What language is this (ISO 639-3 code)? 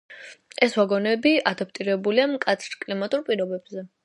kat